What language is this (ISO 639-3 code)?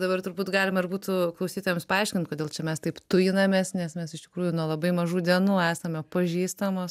lit